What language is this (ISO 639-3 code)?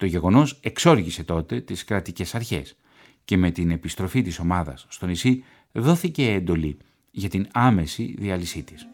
ell